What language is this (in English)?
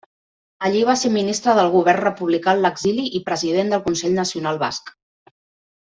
Catalan